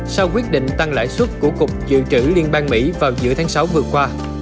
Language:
Vietnamese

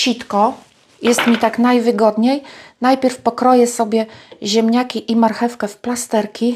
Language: Polish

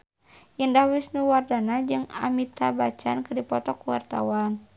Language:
Sundanese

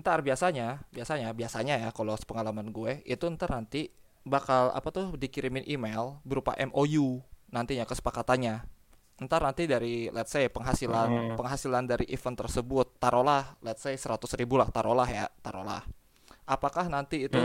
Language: Indonesian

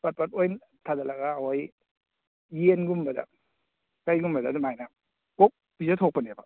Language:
Manipuri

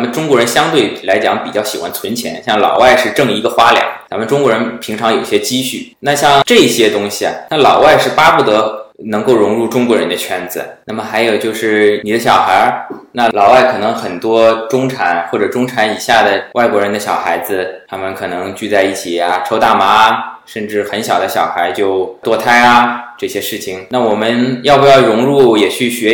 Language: Chinese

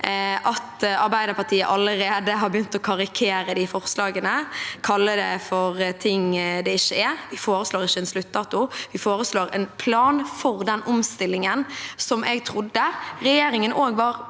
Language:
Norwegian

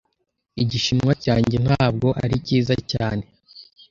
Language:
Kinyarwanda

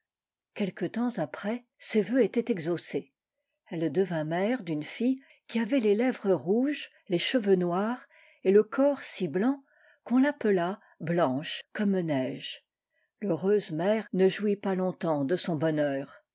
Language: French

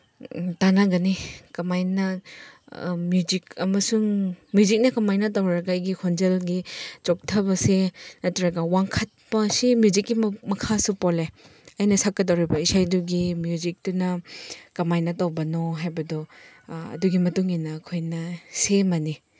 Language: Manipuri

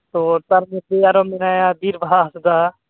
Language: Santali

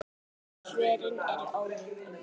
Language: Icelandic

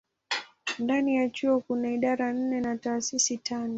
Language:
Swahili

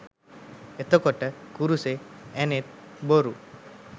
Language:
Sinhala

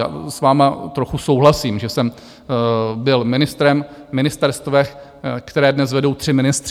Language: Czech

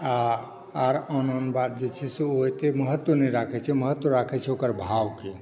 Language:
Maithili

